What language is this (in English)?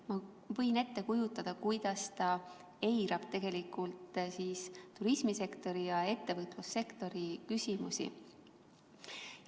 Estonian